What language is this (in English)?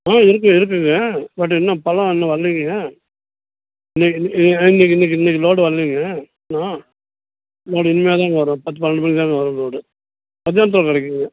Tamil